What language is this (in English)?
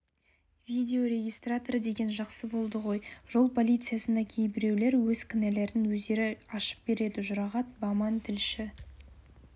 Kazakh